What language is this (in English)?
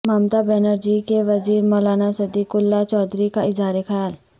Urdu